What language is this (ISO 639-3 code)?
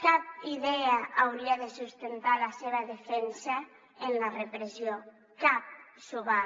cat